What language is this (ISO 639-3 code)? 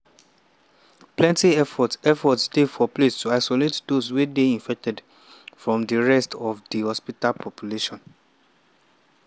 pcm